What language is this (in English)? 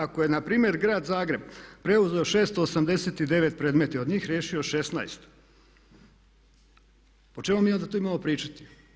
Croatian